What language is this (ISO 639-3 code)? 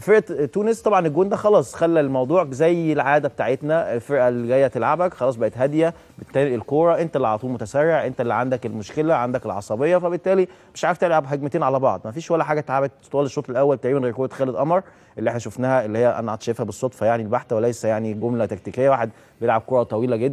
ara